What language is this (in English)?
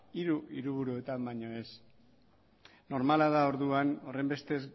Basque